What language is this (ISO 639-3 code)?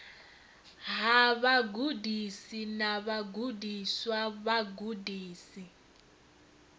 ven